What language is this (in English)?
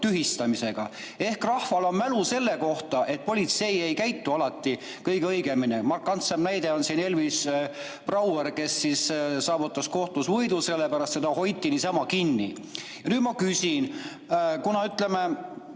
Estonian